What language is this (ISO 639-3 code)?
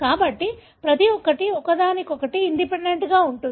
tel